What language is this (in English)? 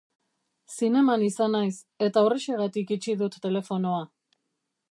Basque